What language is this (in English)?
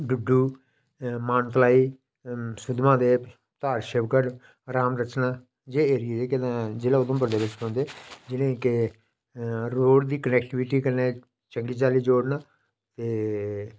Dogri